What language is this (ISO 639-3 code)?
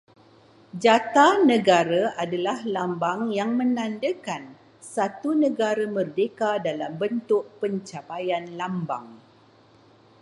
msa